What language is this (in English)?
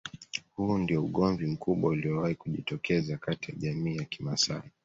Swahili